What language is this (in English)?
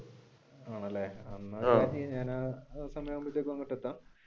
Malayalam